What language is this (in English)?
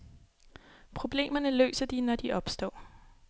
Danish